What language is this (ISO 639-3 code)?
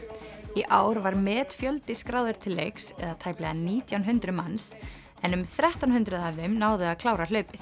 isl